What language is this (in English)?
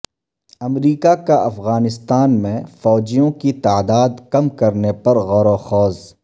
Urdu